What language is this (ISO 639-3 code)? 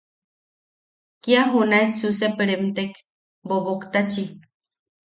yaq